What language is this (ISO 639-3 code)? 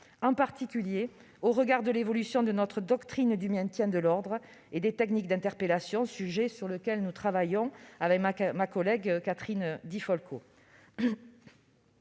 fra